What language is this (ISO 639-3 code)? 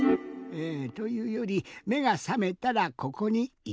jpn